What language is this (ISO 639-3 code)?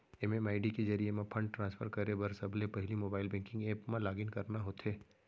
hne